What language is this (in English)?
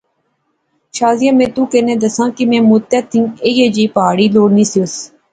Pahari-Potwari